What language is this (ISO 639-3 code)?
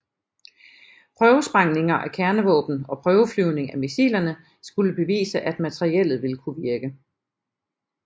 dan